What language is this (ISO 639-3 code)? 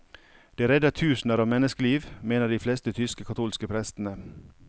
nor